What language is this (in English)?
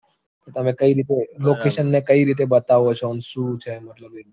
Gujarati